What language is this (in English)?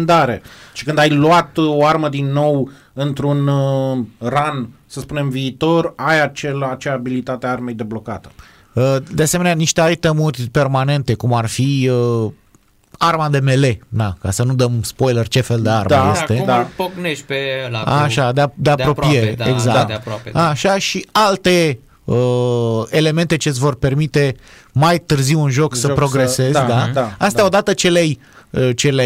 Romanian